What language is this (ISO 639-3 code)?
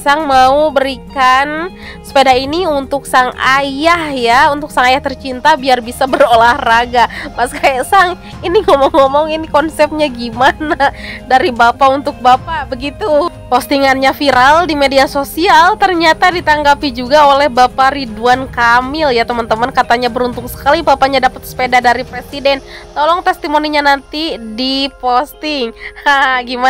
ind